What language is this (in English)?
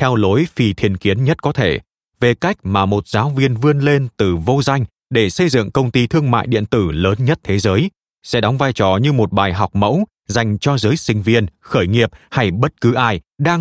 Vietnamese